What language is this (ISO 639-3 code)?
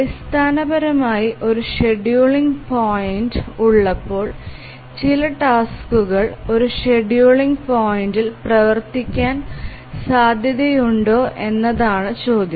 mal